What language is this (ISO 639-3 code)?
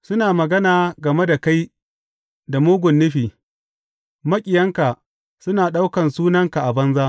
hau